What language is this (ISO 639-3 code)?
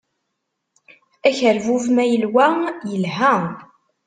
kab